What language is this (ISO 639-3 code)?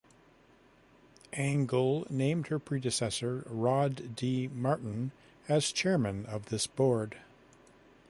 eng